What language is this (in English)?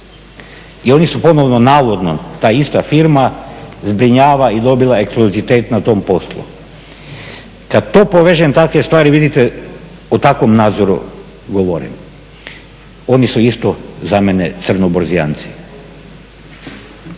Croatian